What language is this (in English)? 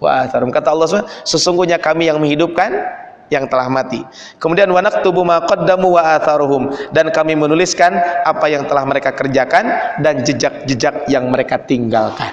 Indonesian